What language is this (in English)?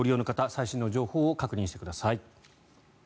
Japanese